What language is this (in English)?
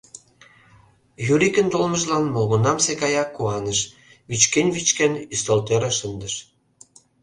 Mari